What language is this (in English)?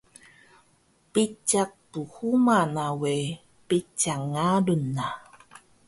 Taroko